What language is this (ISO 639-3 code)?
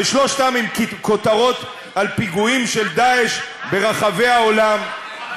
heb